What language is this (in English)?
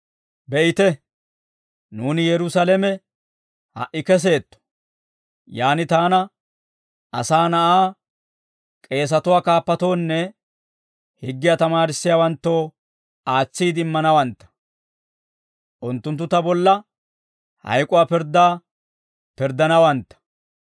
Dawro